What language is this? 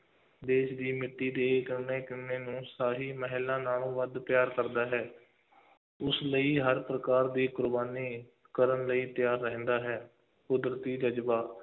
Punjabi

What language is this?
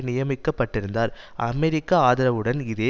Tamil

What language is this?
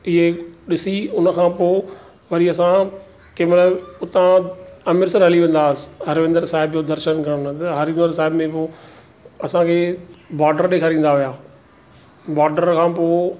Sindhi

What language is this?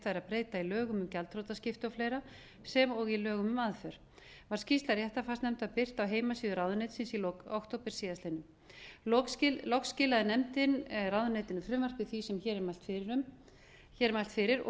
Icelandic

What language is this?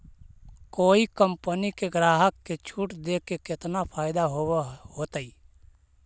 Magahi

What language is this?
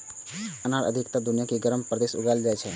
Maithili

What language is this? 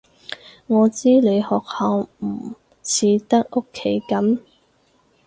Cantonese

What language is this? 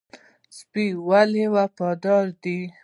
Pashto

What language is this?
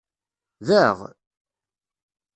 Kabyle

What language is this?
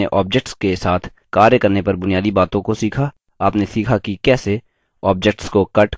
Hindi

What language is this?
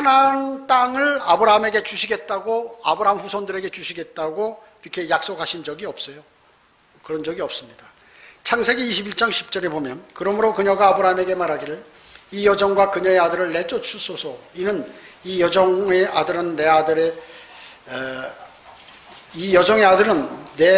Korean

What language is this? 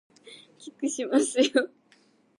Japanese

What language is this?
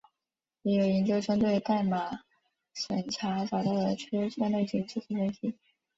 Chinese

